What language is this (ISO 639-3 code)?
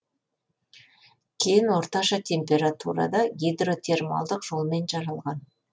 kaz